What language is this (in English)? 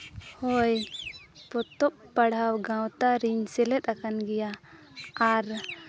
Santali